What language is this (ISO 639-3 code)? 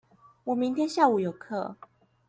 zho